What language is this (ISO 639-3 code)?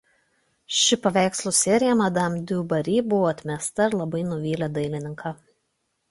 lit